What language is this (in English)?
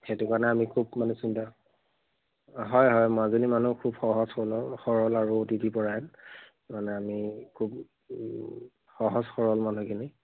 Assamese